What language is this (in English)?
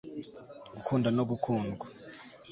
Kinyarwanda